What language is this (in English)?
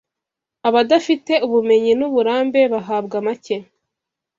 Kinyarwanda